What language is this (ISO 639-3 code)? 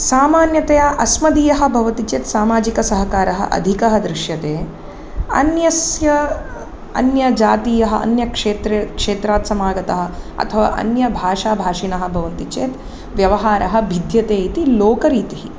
san